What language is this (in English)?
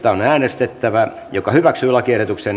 Finnish